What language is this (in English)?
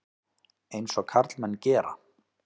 Icelandic